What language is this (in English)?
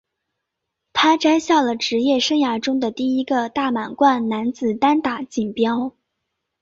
Chinese